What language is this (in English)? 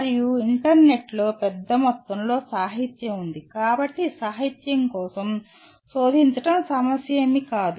Telugu